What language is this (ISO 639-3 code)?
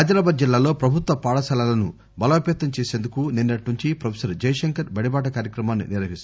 tel